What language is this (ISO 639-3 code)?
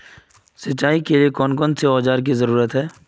mag